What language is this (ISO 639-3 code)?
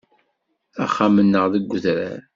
kab